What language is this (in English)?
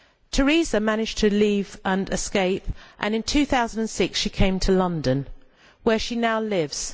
English